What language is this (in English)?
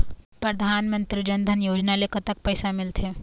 Chhattisgarhi